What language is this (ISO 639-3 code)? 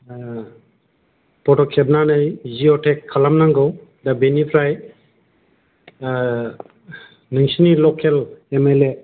brx